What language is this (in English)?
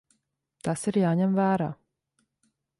Latvian